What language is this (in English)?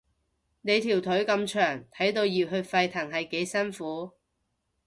Cantonese